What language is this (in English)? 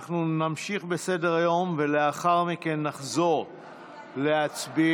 Hebrew